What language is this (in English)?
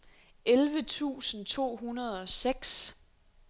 Danish